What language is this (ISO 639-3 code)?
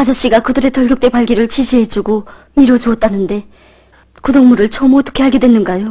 kor